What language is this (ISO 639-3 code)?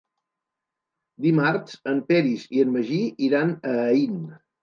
cat